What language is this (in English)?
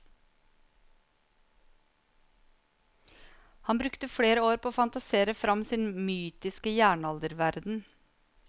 Norwegian